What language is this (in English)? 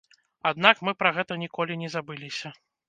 Belarusian